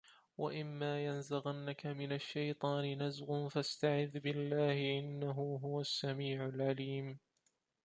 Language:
Arabic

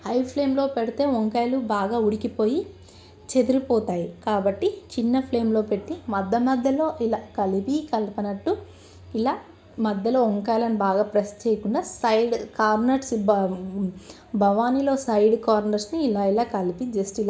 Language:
Telugu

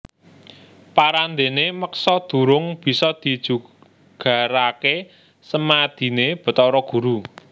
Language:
Javanese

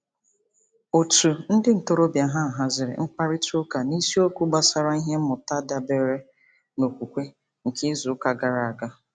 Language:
Igbo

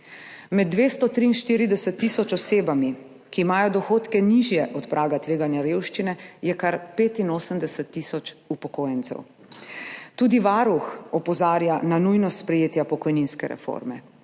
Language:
Slovenian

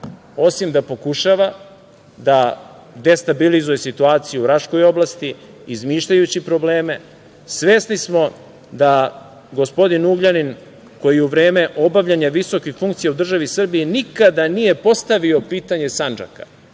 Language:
Serbian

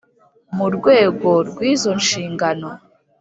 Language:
Kinyarwanda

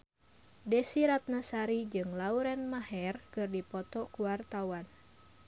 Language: Sundanese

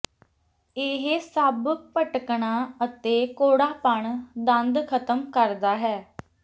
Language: Punjabi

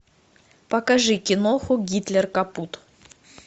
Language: Russian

